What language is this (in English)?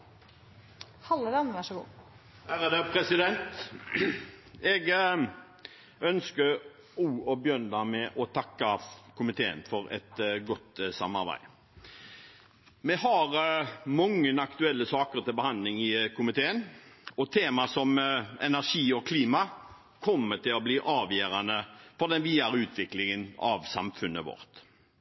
Norwegian